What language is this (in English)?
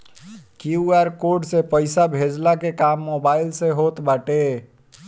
Bhojpuri